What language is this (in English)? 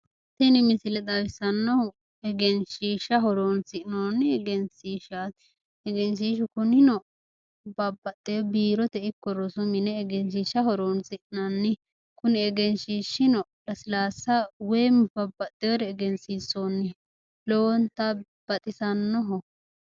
Sidamo